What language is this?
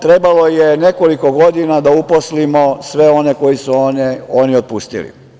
Serbian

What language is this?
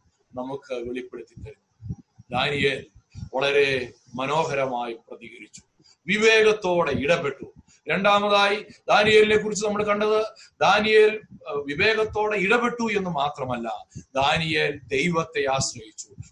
Malayalam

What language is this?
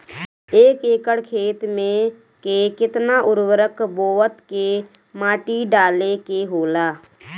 Bhojpuri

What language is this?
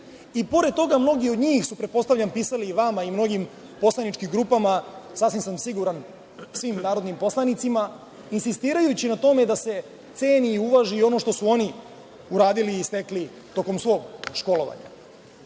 Serbian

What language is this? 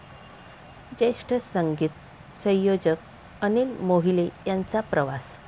Marathi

